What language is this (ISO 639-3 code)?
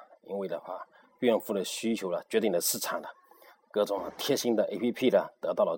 zho